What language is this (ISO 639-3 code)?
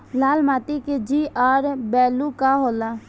bho